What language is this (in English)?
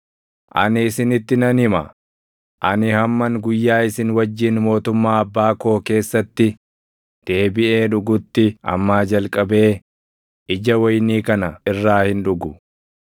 Oromo